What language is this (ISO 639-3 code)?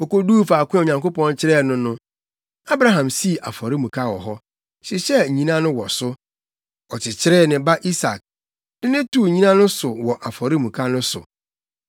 aka